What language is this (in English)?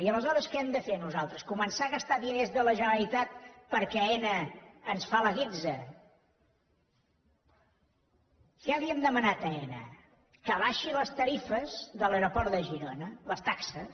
Catalan